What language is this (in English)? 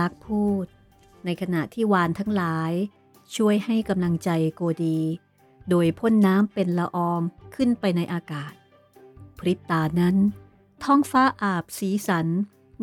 Thai